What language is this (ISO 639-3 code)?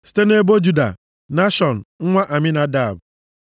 ibo